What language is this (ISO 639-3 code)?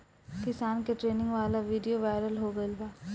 bho